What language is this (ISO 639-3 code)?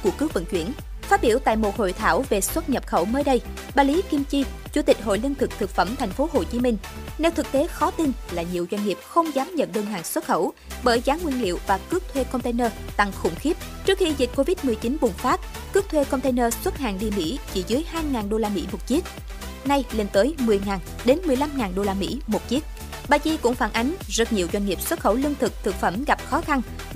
vie